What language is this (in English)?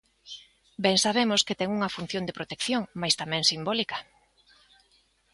Galician